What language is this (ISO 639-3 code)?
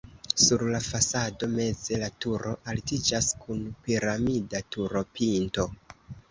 epo